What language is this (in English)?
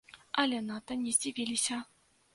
Belarusian